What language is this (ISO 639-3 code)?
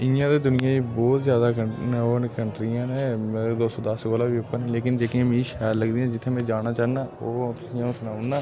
doi